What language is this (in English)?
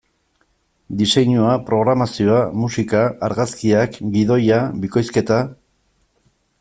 Basque